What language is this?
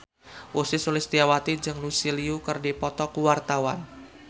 Sundanese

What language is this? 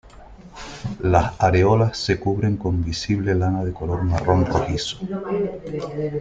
Spanish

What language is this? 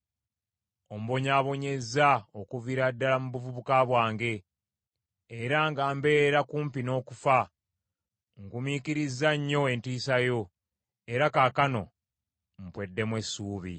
Ganda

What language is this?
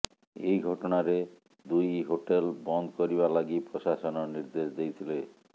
Odia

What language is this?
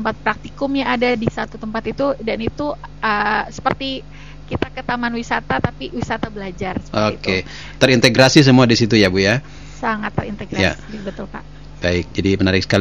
Indonesian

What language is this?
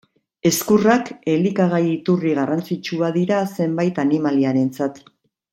Basque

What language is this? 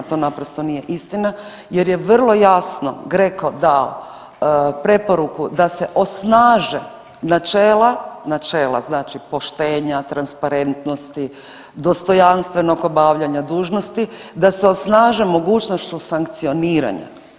Croatian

